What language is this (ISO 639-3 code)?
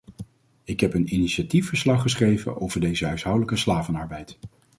nld